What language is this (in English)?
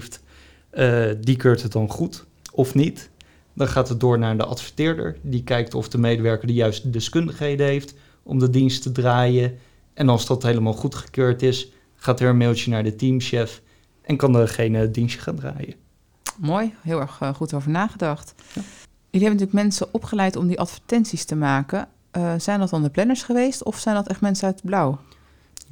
Dutch